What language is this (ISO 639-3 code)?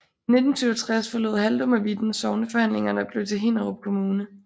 dan